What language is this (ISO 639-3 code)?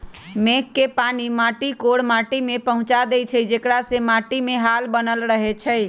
mag